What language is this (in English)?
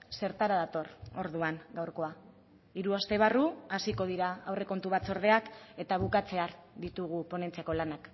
Basque